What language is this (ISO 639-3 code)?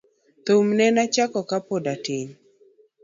luo